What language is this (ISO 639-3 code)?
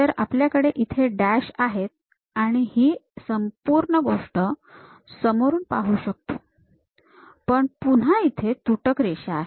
mar